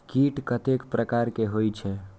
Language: Maithili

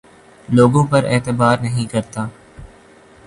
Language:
Urdu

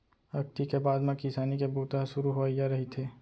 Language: Chhattisgarhi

